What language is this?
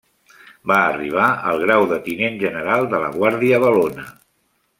Catalan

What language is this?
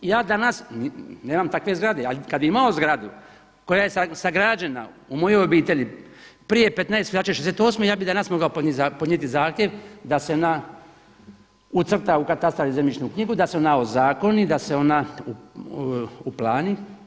Croatian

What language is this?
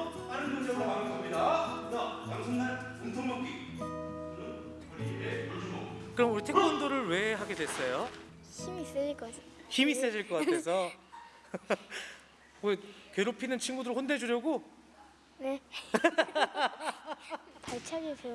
Korean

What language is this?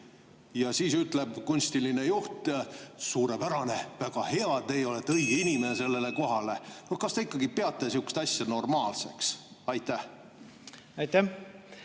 Estonian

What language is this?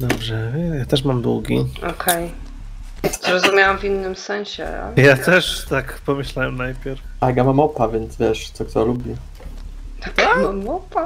Polish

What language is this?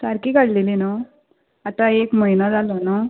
Konkani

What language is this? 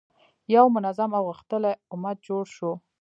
Pashto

